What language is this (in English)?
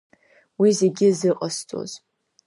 Abkhazian